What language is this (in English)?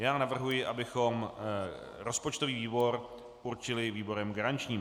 Czech